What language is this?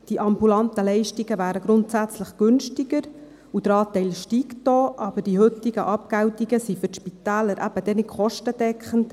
Swiss German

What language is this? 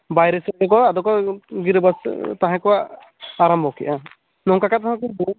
Santali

